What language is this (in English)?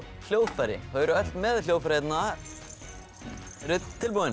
Icelandic